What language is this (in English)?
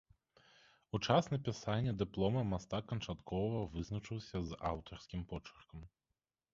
Belarusian